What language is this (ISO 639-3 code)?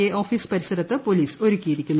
mal